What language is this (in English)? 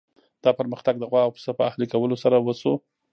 Pashto